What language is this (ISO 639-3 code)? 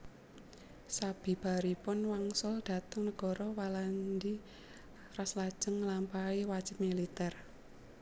jav